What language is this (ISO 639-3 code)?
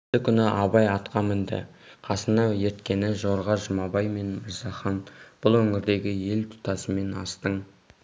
kaz